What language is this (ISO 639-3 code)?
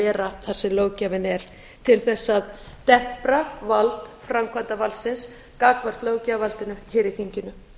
isl